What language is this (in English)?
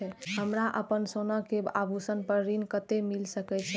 Maithili